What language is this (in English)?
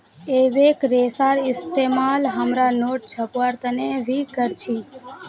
Magahi